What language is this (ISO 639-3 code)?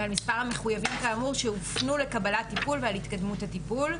heb